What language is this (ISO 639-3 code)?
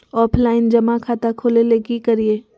mag